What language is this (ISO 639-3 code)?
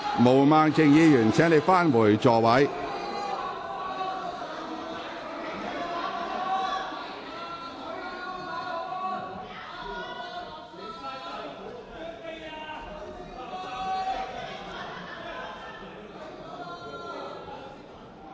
yue